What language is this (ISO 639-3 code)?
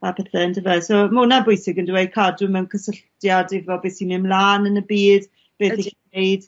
cym